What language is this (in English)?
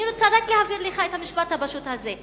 Hebrew